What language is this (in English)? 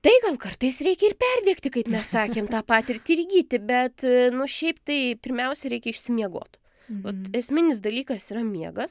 Lithuanian